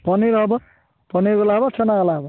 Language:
Odia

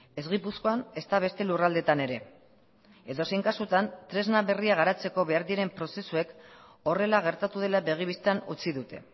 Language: Basque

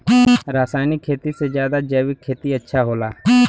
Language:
Bhojpuri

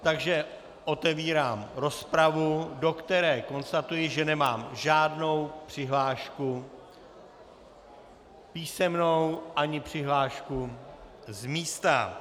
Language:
Czech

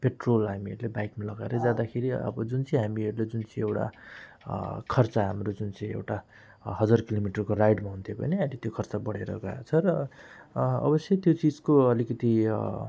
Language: Nepali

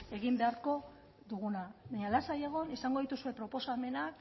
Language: Basque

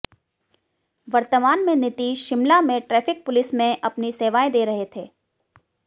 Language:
Hindi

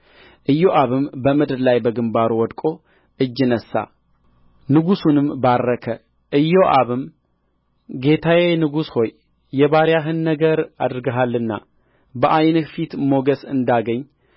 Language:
Amharic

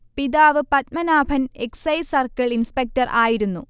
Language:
Malayalam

